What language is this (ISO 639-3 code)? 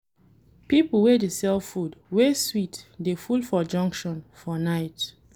pcm